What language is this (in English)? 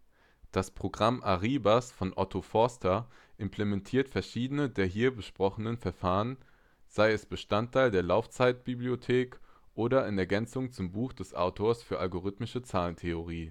German